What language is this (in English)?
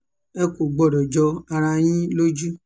Yoruba